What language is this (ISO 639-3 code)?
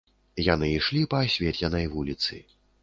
bel